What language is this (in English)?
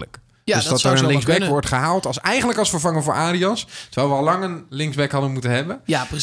Dutch